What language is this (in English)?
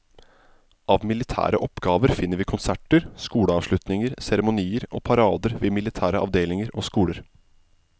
Norwegian